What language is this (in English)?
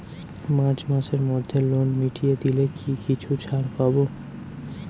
Bangla